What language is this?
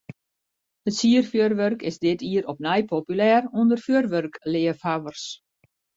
Western Frisian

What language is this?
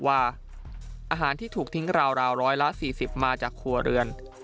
Thai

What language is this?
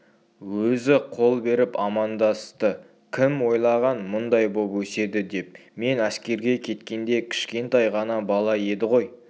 Kazakh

